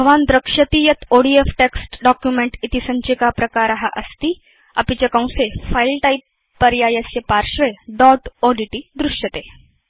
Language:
Sanskrit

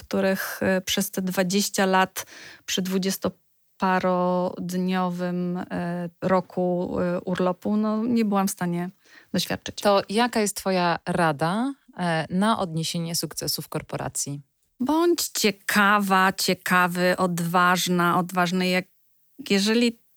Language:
Polish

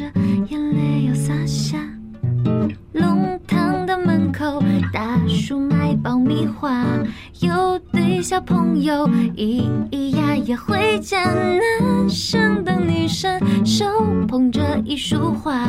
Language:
Chinese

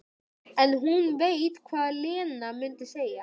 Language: Icelandic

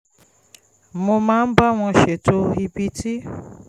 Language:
Yoruba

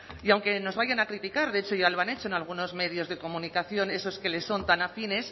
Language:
Spanish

